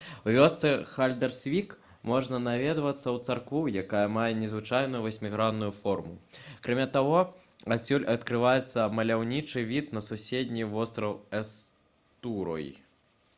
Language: Belarusian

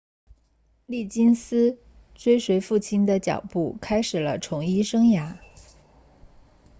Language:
Chinese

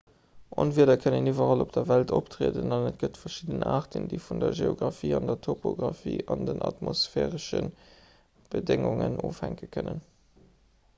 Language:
Luxembourgish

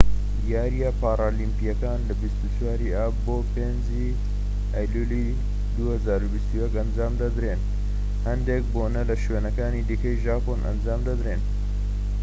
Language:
Central Kurdish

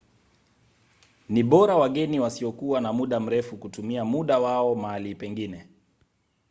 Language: Swahili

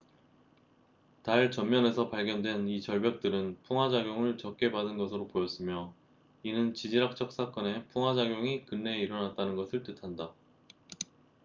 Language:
Korean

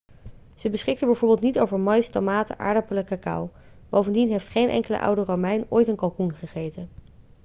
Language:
Dutch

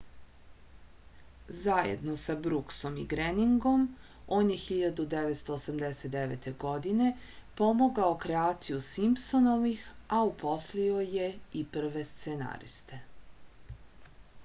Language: Serbian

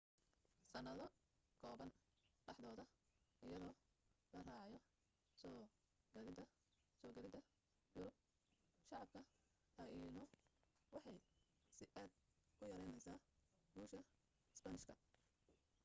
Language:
Somali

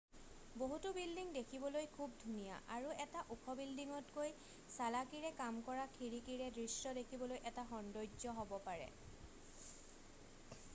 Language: Assamese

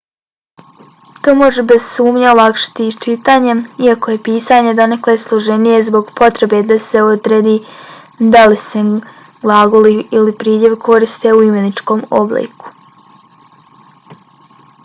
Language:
Bosnian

